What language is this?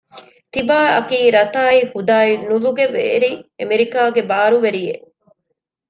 Divehi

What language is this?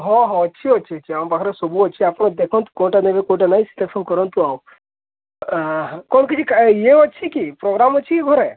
Odia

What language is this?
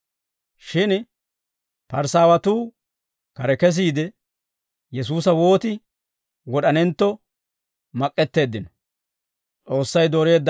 Dawro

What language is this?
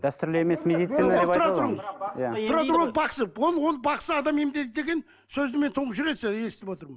Kazakh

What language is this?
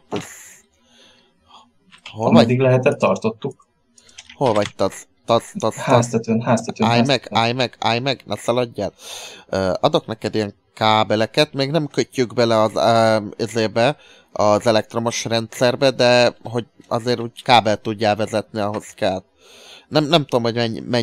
Hungarian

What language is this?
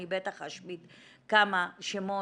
Hebrew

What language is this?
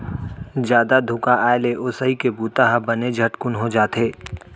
Chhattisgarhi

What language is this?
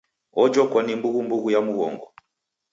Taita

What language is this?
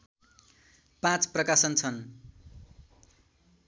Nepali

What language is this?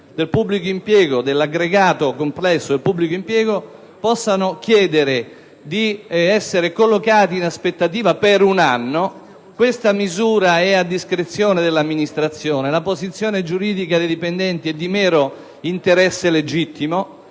Italian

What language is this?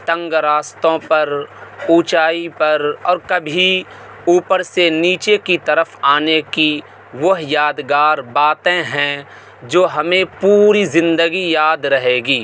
Urdu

